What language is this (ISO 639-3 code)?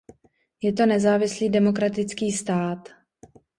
ces